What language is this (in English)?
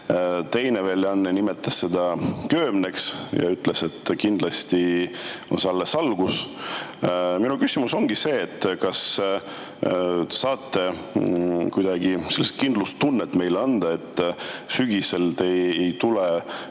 Estonian